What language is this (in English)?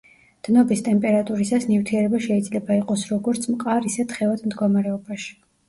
Georgian